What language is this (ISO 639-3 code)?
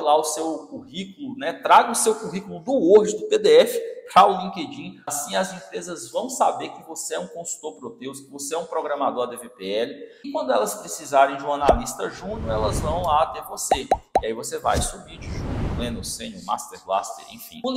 por